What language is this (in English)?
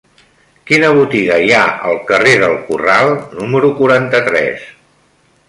Catalan